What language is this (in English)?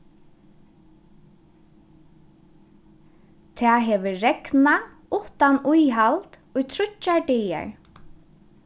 Faroese